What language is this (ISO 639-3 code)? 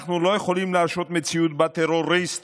heb